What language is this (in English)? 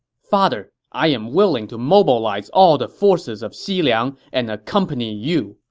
English